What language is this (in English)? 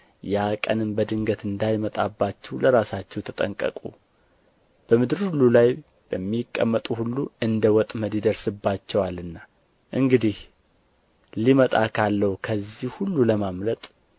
Amharic